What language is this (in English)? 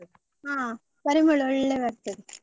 Kannada